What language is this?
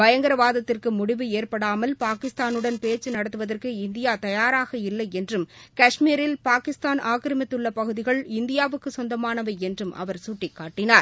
Tamil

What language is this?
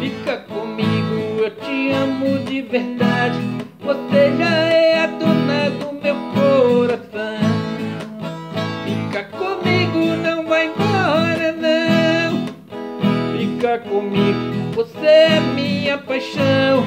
Portuguese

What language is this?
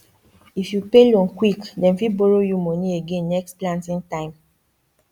Nigerian Pidgin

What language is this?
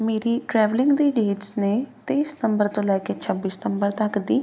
Punjabi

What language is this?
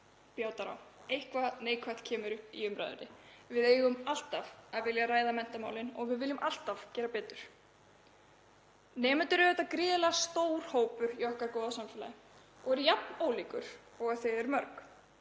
Icelandic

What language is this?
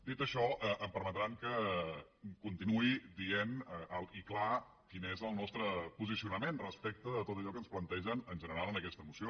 Catalan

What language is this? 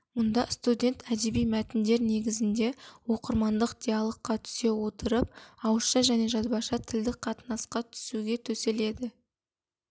Kazakh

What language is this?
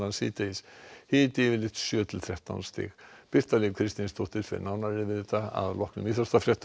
Icelandic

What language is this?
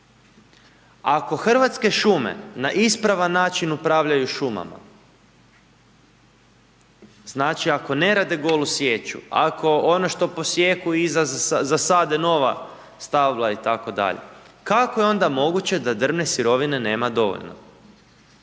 Croatian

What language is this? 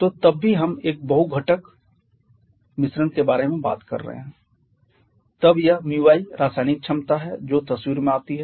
Hindi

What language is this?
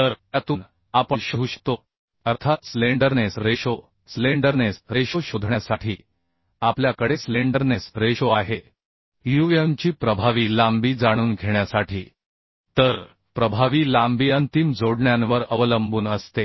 Marathi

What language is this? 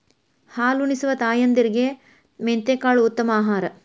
Kannada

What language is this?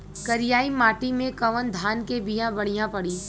Bhojpuri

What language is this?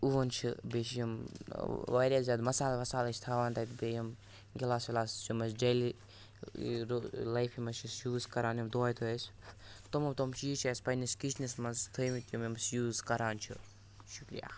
Kashmiri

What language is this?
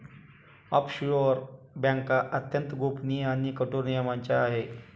Marathi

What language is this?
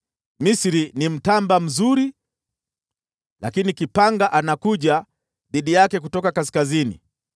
Swahili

